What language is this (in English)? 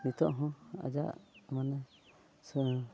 Santali